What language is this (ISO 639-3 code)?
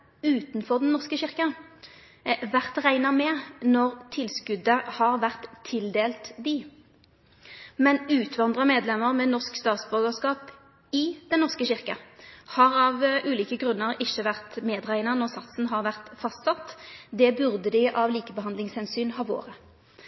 nno